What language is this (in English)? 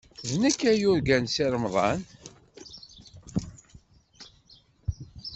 Kabyle